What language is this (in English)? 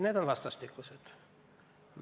Estonian